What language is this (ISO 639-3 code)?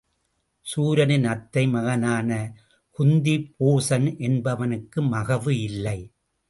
tam